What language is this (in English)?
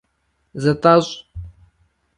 Kabardian